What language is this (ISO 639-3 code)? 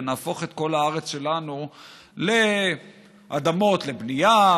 heb